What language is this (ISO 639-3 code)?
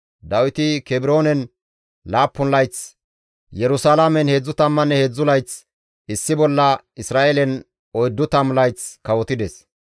gmv